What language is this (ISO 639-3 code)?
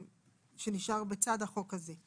heb